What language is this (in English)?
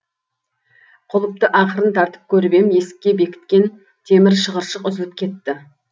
Kazakh